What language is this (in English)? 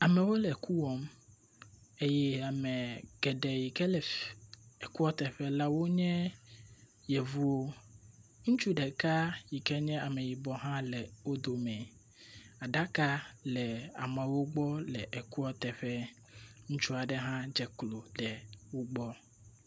Ewe